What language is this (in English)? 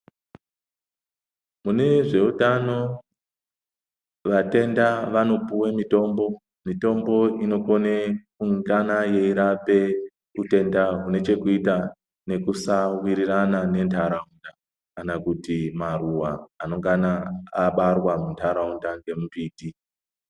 Ndau